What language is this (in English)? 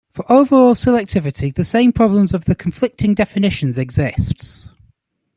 English